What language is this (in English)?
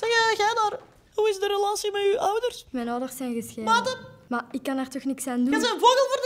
Dutch